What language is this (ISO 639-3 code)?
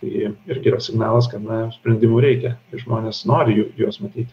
lit